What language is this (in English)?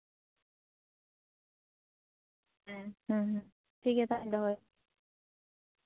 Santali